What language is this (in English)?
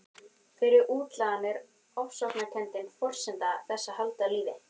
Icelandic